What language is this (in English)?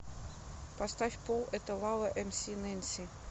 Russian